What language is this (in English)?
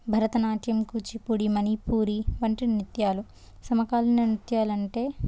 Telugu